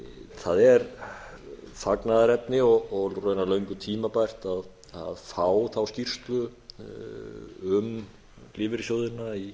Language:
Icelandic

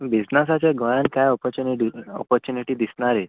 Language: Konkani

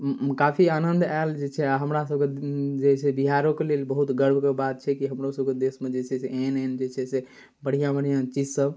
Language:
Maithili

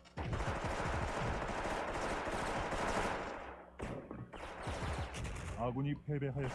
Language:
Korean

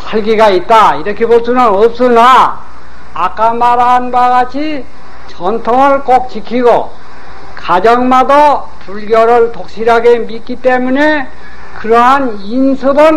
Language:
Korean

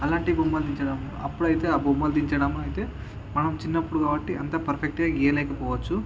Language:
Telugu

